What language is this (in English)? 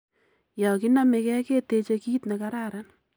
Kalenjin